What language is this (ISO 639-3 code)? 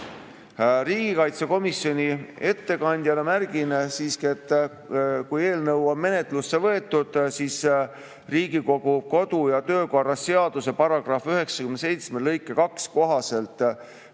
est